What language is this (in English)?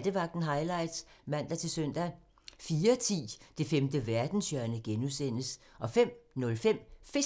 Danish